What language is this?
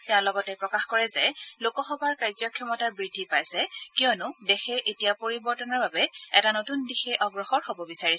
Assamese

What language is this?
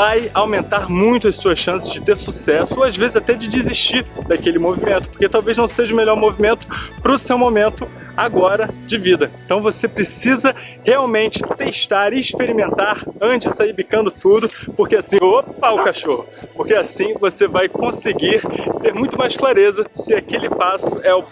Portuguese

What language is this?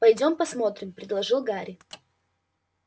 Russian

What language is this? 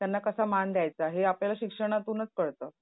Marathi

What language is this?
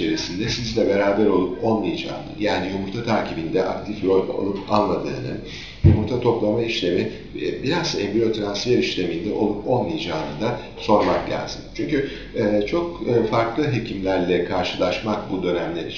Turkish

